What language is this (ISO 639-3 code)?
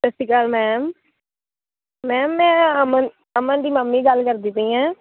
pan